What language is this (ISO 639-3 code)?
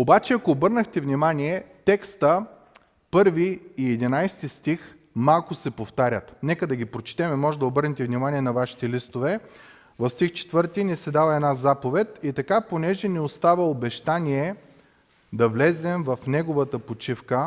bul